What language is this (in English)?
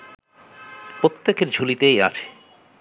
Bangla